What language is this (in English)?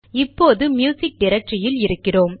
Tamil